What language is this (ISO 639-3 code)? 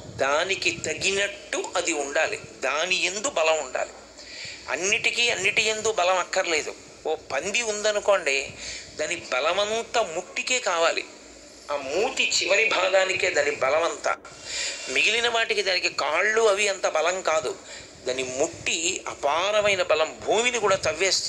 tel